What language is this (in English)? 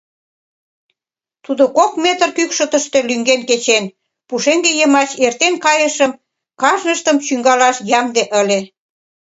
Mari